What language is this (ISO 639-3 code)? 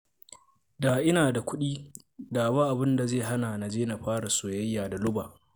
hau